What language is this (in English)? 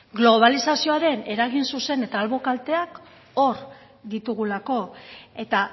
Basque